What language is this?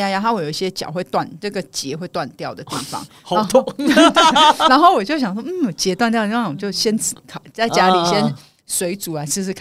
Chinese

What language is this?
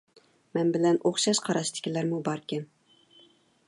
Uyghur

